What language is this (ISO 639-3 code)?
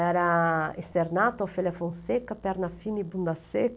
por